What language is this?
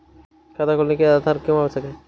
Hindi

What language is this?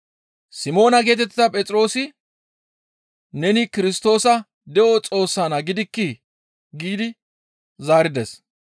Gamo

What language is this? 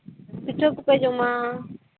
Santali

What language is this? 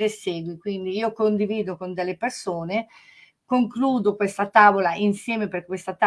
Italian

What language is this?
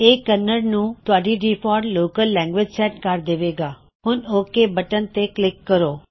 Punjabi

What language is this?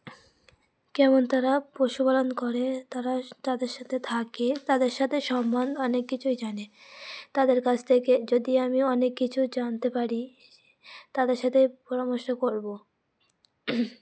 Bangla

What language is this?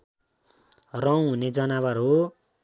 Nepali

